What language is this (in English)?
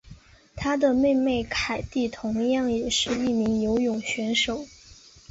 Chinese